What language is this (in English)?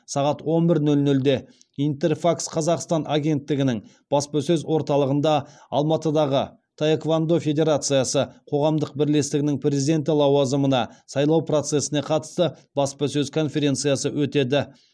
Kazakh